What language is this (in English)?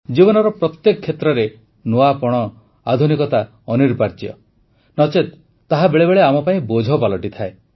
Odia